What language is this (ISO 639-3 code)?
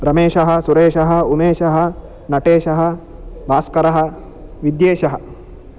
san